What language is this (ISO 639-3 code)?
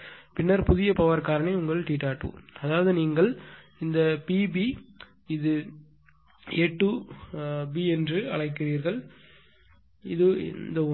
tam